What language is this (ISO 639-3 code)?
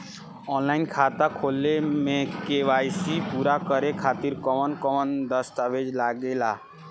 bho